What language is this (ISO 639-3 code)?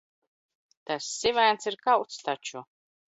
lav